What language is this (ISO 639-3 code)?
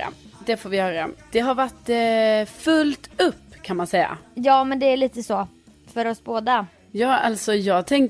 swe